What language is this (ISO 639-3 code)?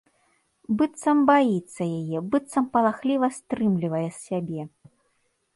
bel